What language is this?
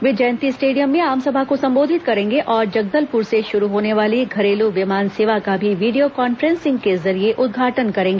Hindi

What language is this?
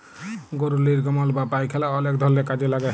Bangla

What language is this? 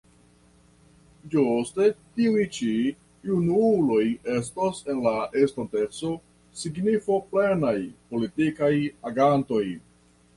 Esperanto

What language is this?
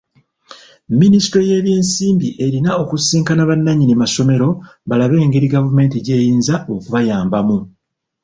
Ganda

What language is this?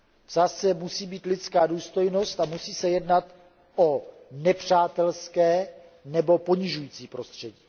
Czech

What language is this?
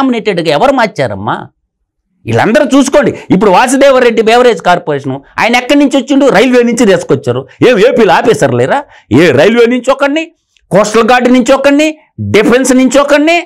Telugu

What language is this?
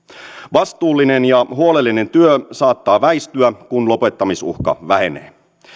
Finnish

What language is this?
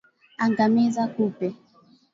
Swahili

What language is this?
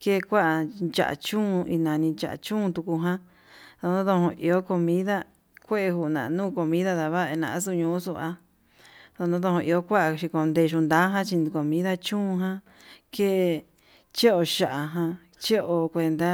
Yutanduchi Mixtec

